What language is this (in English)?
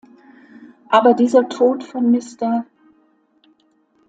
German